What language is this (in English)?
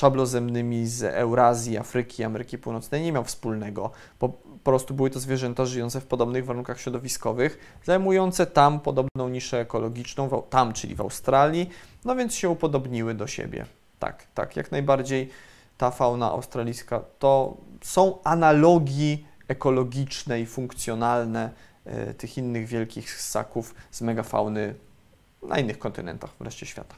Polish